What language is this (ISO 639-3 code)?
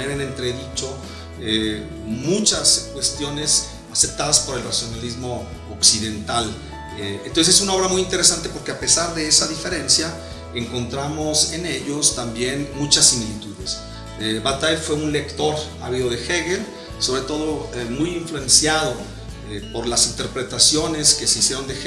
spa